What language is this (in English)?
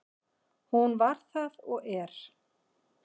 Icelandic